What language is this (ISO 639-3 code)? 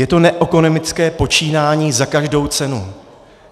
ces